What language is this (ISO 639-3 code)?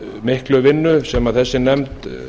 isl